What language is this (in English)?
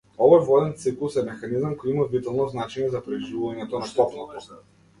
Macedonian